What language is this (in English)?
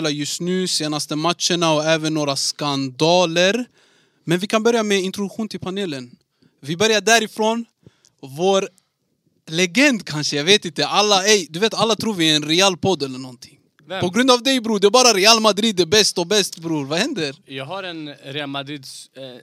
Swedish